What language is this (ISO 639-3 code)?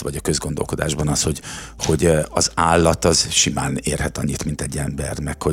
hun